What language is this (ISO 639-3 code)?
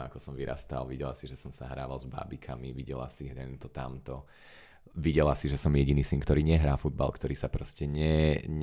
slk